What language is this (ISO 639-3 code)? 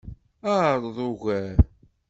kab